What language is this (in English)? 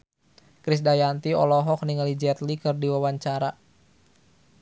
Sundanese